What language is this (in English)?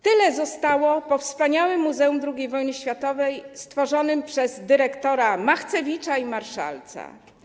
Polish